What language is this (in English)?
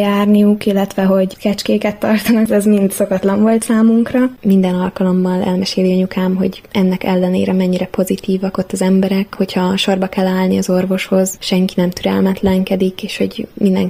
Hungarian